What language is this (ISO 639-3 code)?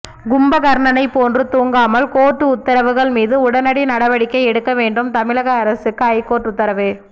tam